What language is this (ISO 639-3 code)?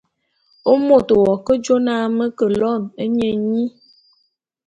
bum